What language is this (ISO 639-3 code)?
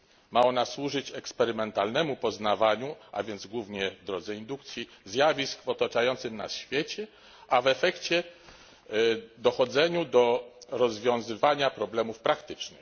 pol